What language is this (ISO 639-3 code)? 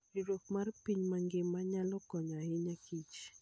luo